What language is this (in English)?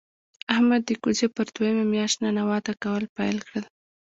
Pashto